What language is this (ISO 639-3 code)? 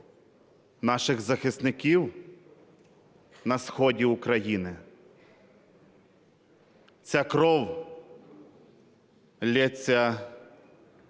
ukr